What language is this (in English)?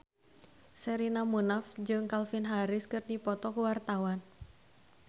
Sundanese